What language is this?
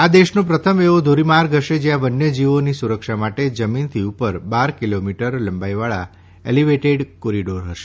Gujarati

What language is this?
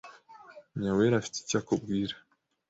Kinyarwanda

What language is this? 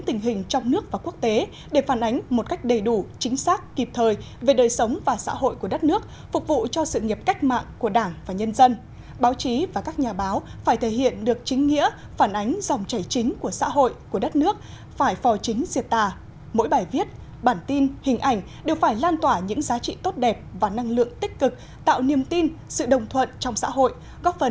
Vietnamese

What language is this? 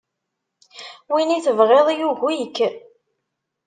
Kabyle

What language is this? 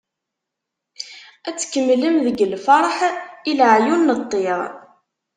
Kabyle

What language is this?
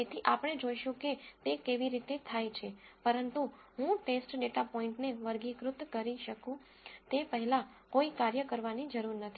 Gujarati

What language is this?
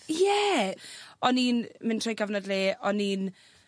Welsh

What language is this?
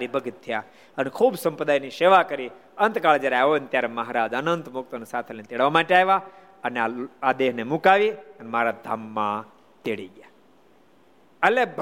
Gujarati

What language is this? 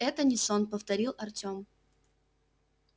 Russian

